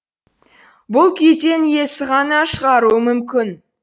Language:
Kazakh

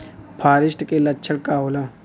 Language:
Bhojpuri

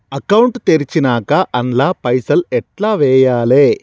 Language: Telugu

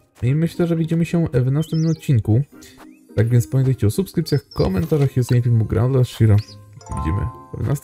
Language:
Polish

